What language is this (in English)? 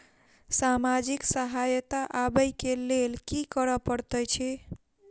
Maithili